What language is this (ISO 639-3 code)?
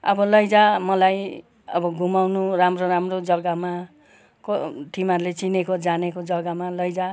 nep